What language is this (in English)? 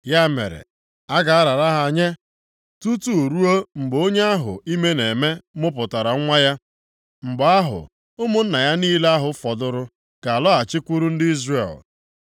Igbo